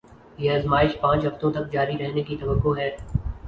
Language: Urdu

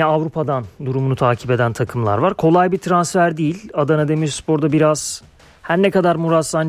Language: Turkish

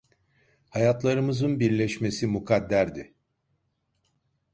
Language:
Turkish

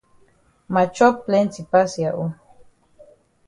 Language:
Cameroon Pidgin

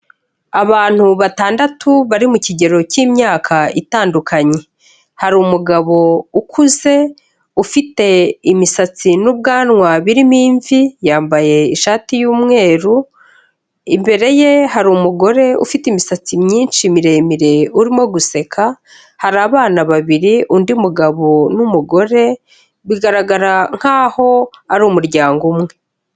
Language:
Kinyarwanda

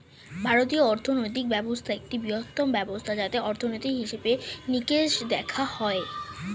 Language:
Bangla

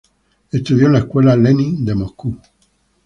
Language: Spanish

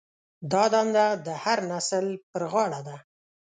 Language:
Pashto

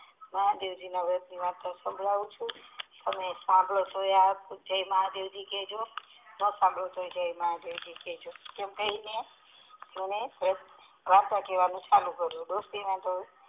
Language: Gujarati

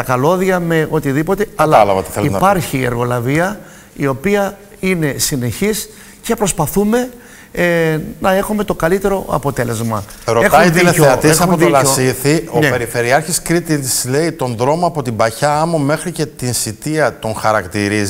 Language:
Greek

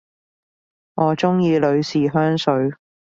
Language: Cantonese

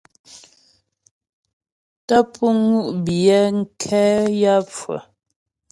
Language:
Ghomala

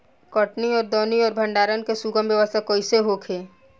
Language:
Bhojpuri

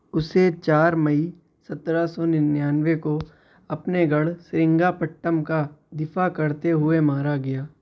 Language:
Urdu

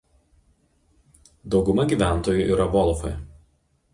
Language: Lithuanian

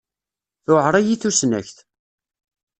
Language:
Kabyle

